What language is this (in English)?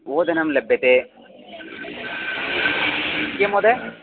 Sanskrit